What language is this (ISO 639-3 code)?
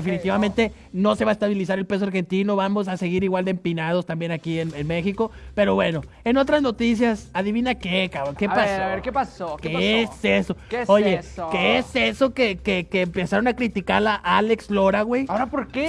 spa